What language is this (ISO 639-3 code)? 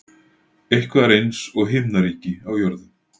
isl